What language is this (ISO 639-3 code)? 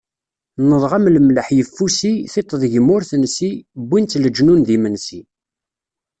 kab